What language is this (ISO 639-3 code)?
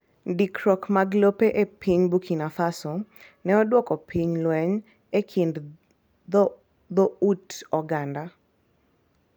luo